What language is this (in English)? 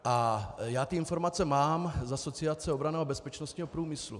Czech